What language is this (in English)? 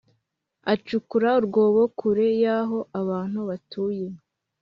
Kinyarwanda